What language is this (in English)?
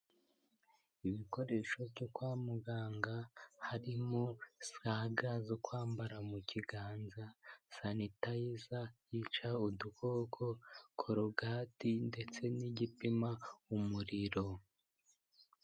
Kinyarwanda